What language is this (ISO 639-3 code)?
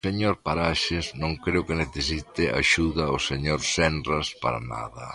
glg